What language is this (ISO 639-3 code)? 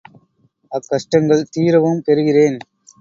tam